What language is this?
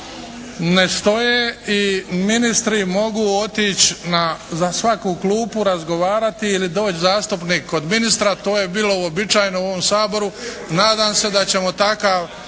Croatian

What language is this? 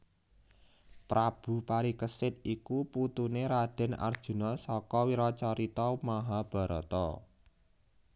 Javanese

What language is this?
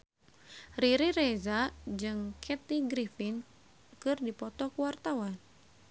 Sundanese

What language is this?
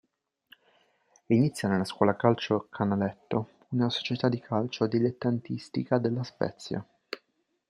Italian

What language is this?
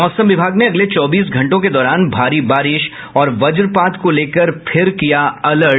Hindi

